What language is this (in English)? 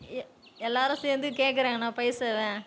Tamil